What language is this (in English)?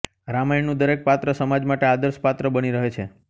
Gujarati